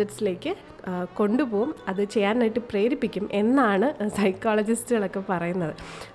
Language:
Malayalam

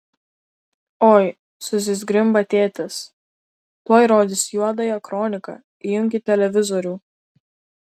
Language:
Lithuanian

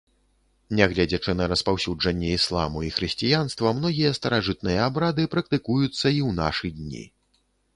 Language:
Belarusian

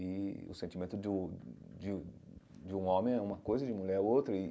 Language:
Portuguese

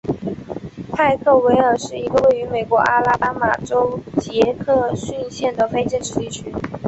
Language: Chinese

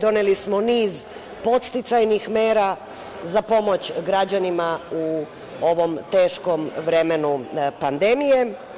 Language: Serbian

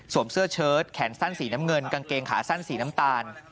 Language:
Thai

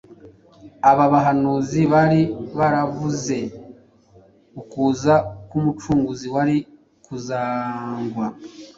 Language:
Kinyarwanda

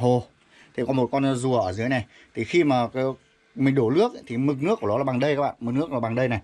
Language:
Vietnamese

